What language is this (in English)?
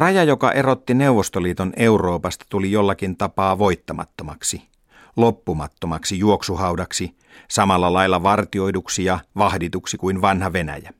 Finnish